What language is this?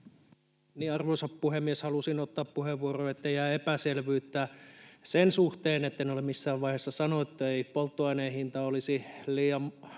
Finnish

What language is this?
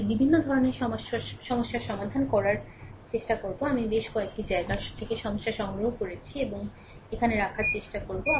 Bangla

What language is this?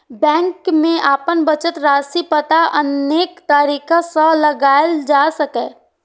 Maithili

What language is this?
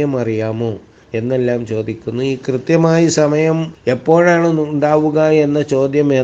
Malayalam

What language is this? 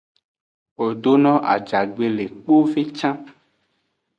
Aja (Benin)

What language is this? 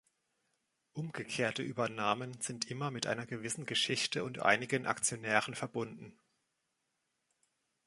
German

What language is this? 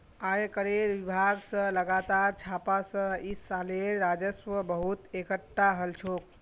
Magahi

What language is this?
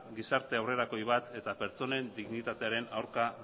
Basque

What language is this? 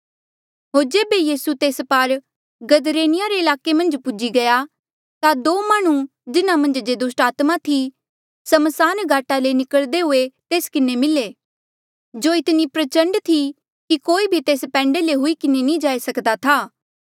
Mandeali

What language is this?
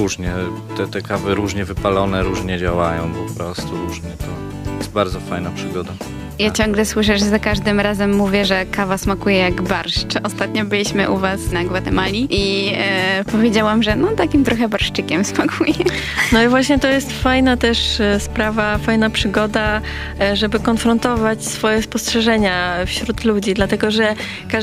Polish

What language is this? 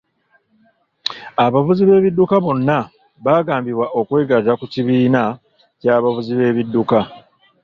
Ganda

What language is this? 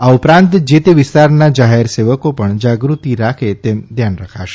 Gujarati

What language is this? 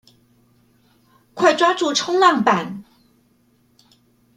Chinese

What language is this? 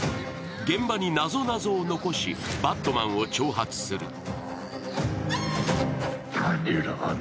Japanese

